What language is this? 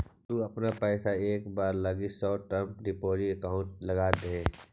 Magahi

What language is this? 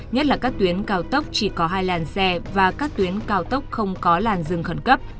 Vietnamese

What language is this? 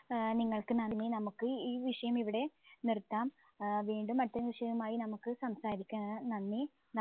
Malayalam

